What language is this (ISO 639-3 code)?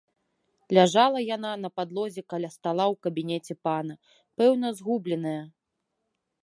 bel